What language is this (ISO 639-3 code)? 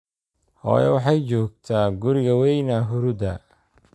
som